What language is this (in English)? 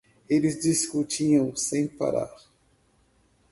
Portuguese